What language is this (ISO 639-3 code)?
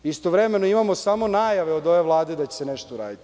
srp